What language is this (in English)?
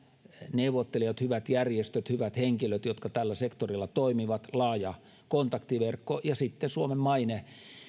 Finnish